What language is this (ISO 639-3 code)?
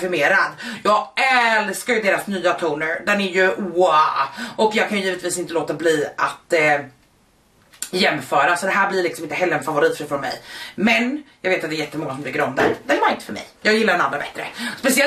swe